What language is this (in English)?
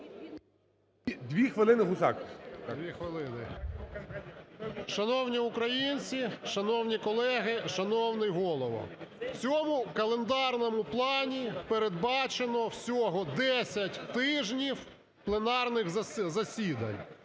Ukrainian